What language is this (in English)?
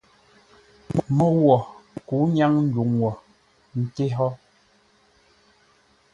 Ngombale